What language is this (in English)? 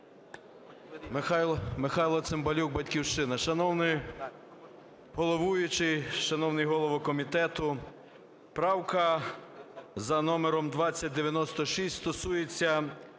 Ukrainian